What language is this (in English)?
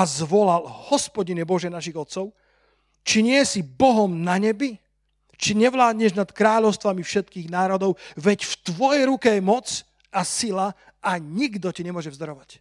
Slovak